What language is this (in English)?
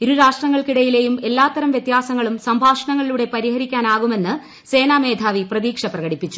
Malayalam